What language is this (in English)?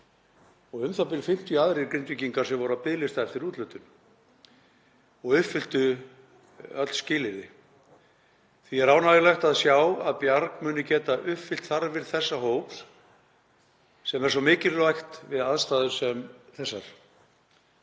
Icelandic